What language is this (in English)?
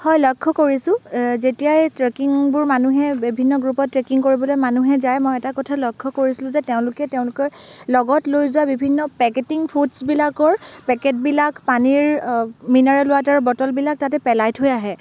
Assamese